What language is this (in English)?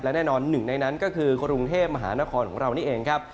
Thai